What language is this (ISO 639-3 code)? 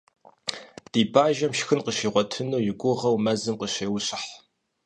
kbd